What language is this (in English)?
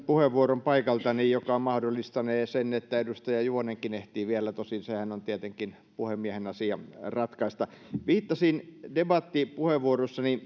Finnish